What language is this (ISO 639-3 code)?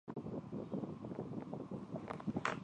zho